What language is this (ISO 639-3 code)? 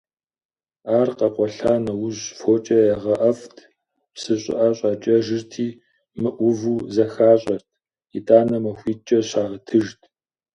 kbd